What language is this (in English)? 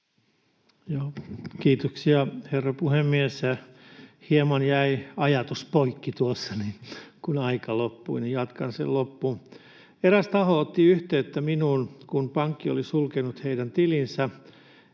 Finnish